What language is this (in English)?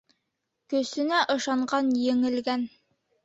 Bashkir